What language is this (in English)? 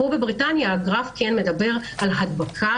Hebrew